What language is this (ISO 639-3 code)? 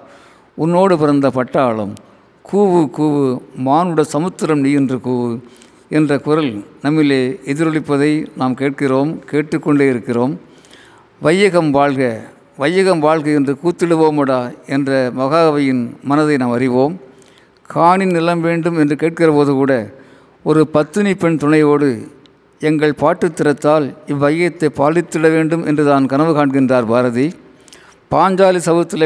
tam